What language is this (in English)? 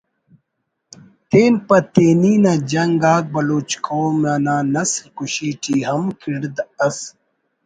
Brahui